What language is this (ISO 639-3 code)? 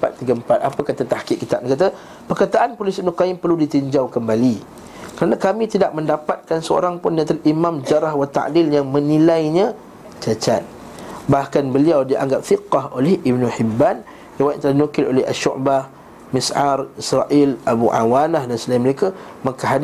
msa